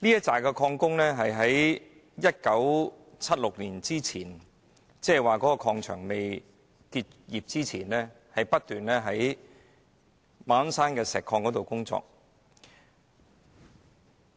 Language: Cantonese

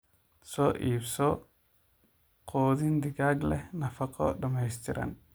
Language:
Somali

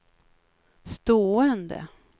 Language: Swedish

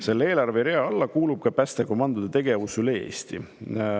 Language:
Estonian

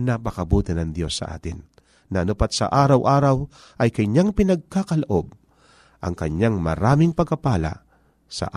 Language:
Filipino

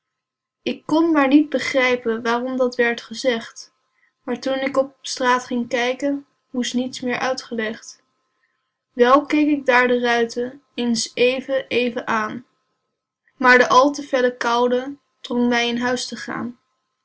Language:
Dutch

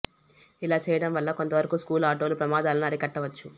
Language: Telugu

